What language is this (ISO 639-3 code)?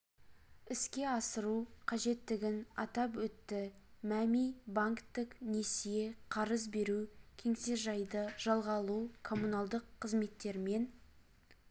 kaz